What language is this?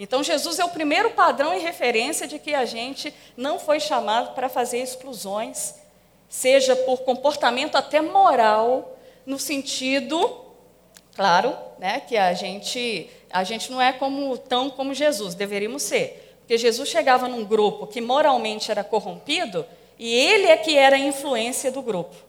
Portuguese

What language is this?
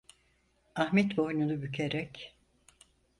Turkish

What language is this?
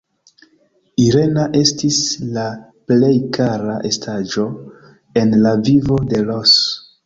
Esperanto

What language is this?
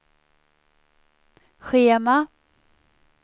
Swedish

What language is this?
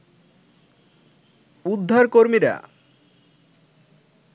Bangla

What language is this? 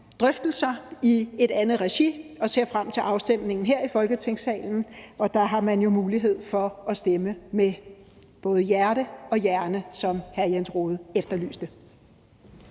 Danish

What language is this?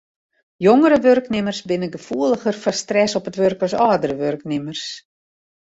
Western Frisian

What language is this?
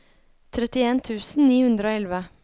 Norwegian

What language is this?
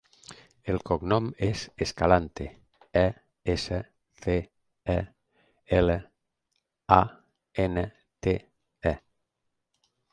Catalan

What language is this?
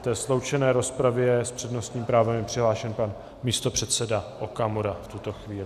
Czech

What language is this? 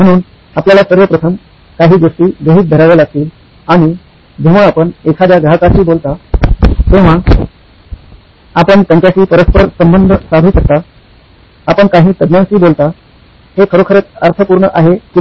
Marathi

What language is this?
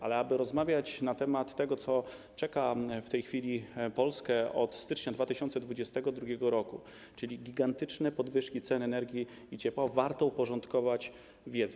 Polish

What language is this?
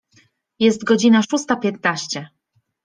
Polish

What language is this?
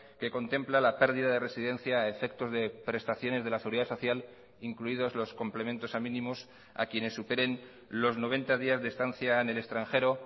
Spanish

